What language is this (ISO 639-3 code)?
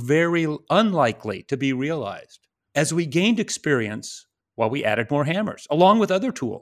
eng